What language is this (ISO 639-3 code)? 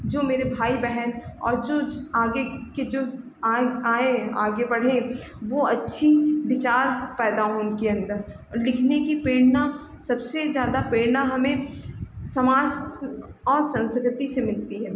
hin